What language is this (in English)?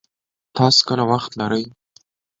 Pashto